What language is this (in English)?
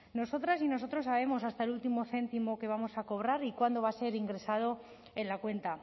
Spanish